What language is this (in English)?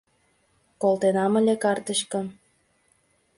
Mari